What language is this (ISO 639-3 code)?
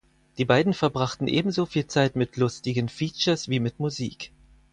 deu